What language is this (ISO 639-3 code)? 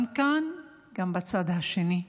heb